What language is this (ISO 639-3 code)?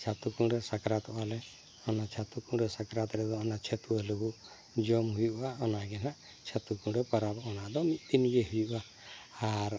sat